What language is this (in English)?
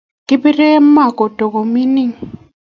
Kalenjin